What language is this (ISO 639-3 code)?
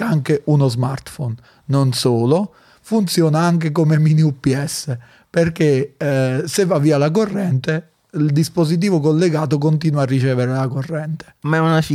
ita